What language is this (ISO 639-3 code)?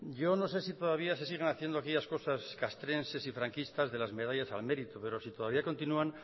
spa